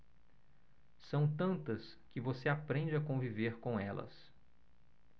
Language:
Portuguese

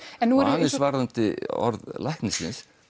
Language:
Icelandic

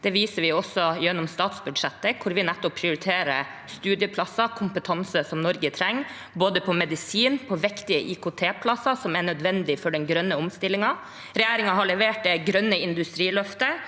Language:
Norwegian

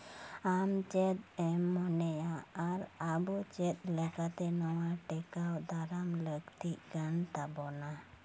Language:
Santali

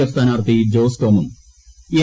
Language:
Malayalam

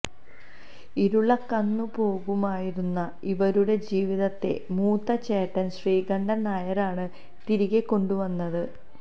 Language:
Malayalam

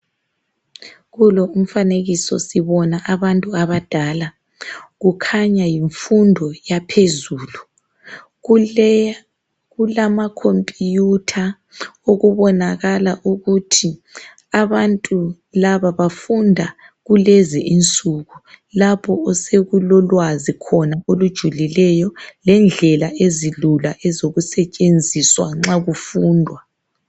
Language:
North Ndebele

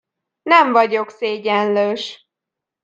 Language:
Hungarian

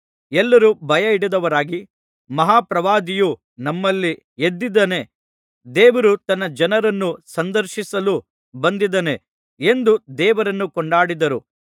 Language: Kannada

